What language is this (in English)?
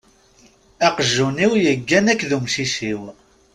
Kabyle